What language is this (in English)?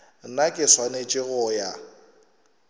Northern Sotho